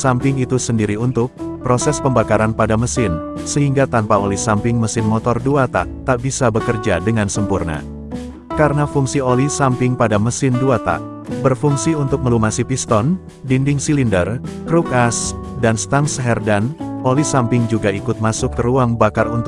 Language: Indonesian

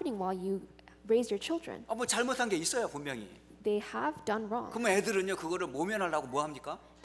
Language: Korean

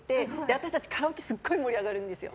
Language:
Japanese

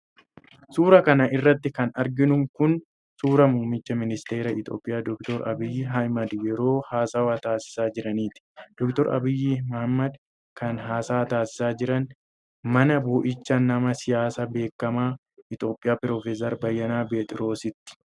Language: Oromo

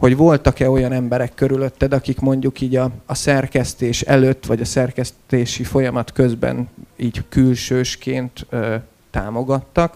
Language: Hungarian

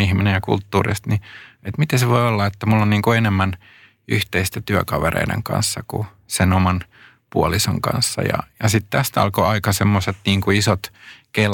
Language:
Finnish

